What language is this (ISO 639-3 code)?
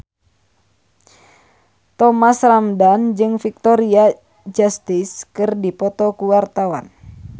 sun